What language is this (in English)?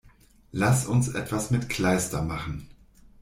German